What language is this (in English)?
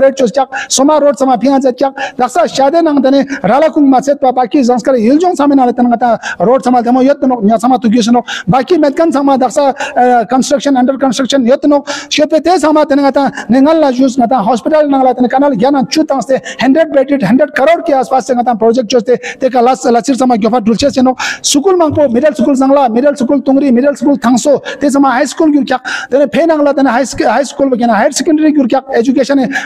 Romanian